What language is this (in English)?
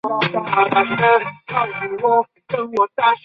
Chinese